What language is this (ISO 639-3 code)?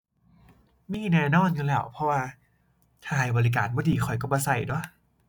tha